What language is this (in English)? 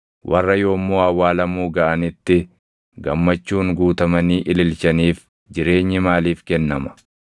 Oromo